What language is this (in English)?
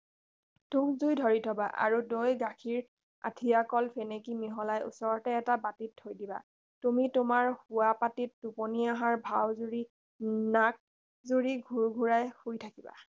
Assamese